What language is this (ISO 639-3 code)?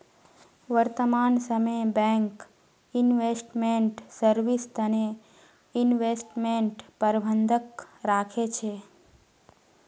mag